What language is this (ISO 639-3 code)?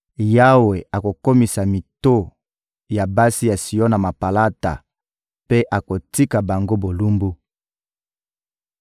lin